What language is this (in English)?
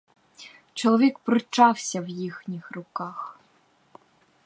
Ukrainian